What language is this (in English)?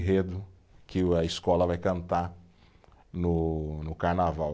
Portuguese